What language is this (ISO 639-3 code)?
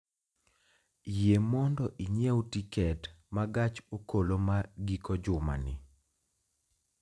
luo